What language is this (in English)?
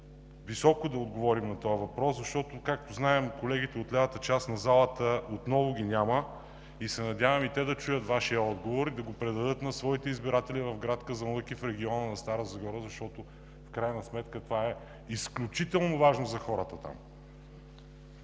Bulgarian